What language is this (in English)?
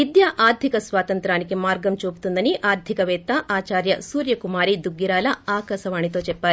Telugu